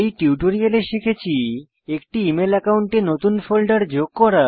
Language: Bangla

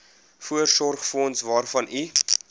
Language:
Afrikaans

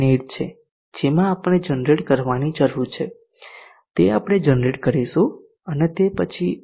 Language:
Gujarati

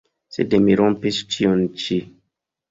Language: Esperanto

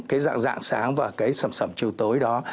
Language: Vietnamese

